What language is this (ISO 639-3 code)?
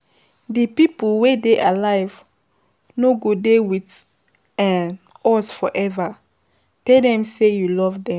pcm